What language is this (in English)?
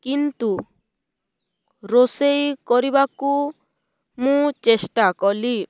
Odia